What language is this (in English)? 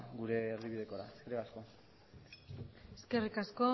Basque